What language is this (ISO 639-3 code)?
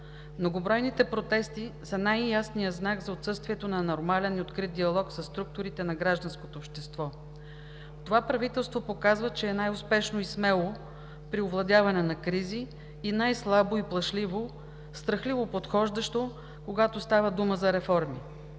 bul